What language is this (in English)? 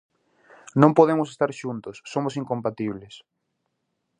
Galician